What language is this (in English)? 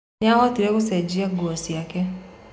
Kikuyu